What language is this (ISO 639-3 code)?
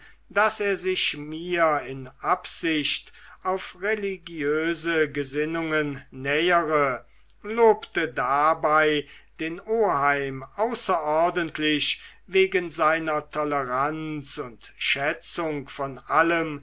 deu